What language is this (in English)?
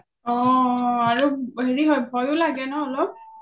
Assamese